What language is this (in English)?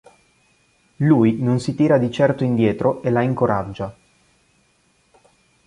Italian